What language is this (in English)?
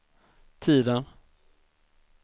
Swedish